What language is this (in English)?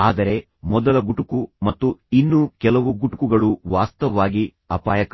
Kannada